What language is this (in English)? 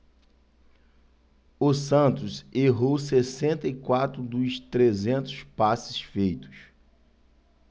Portuguese